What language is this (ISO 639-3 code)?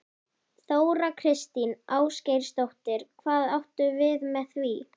isl